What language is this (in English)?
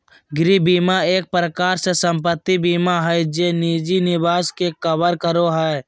Magahi